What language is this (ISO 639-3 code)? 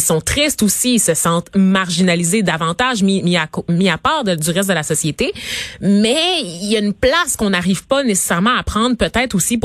fra